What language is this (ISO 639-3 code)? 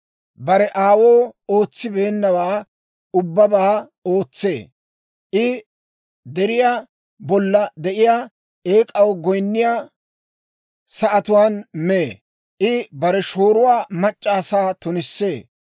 dwr